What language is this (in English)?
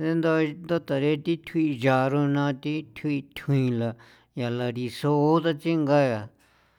San Felipe Otlaltepec Popoloca